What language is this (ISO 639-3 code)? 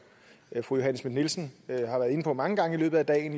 dan